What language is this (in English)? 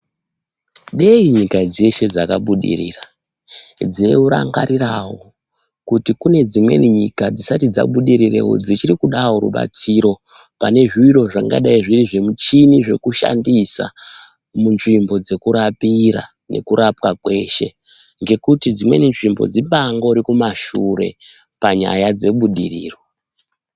Ndau